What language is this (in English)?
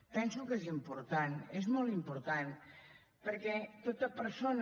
Catalan